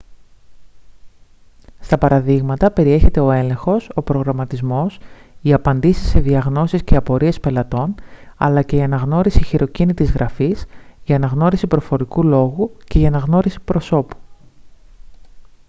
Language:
Greek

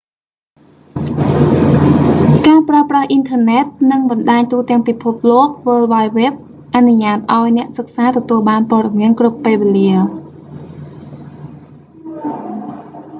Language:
Khmer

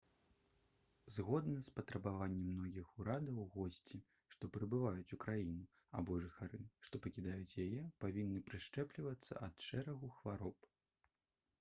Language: Belarusian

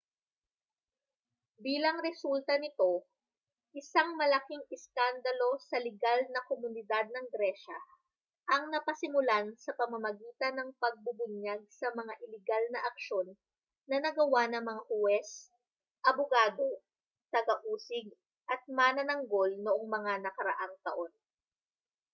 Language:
Filipino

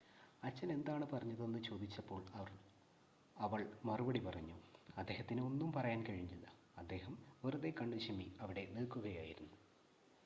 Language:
Malayalam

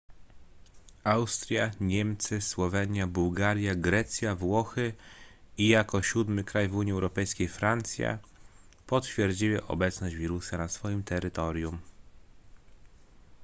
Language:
Polish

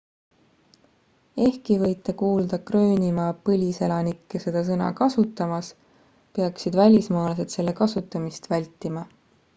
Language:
Estonian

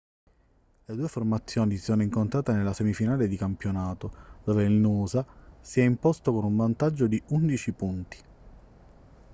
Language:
Italian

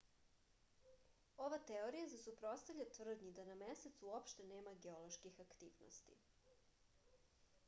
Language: Serbian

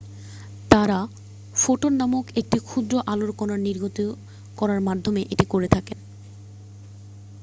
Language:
Bangla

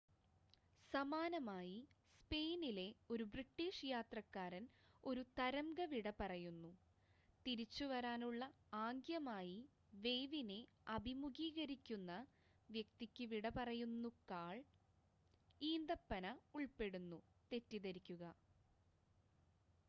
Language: Malayalam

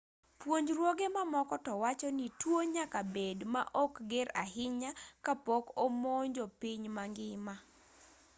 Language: Luo (Kenya and Tanzania)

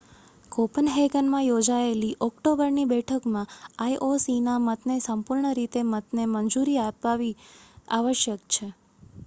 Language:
Gujarati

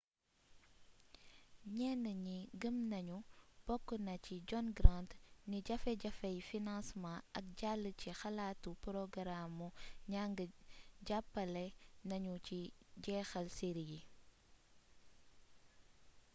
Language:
Wolof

